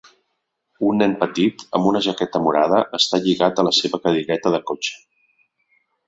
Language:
Catalan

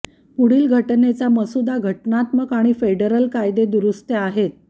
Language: Marathi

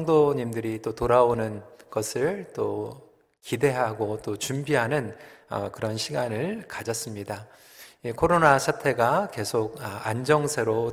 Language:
Korean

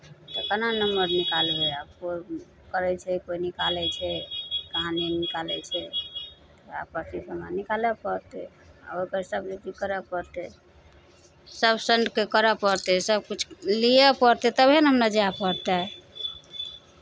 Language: Maithili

